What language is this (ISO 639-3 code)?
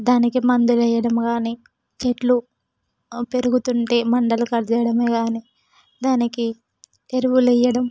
tel